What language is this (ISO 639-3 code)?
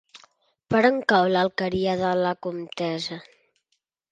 cat